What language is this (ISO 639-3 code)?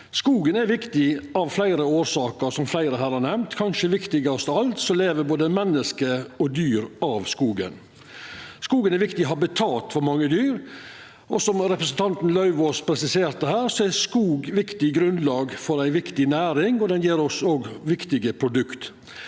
nor